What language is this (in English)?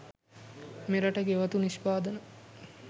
Sinhala